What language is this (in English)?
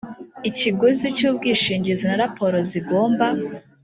Kinyarwanda